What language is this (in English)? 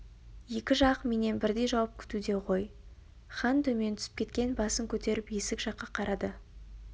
Kazakh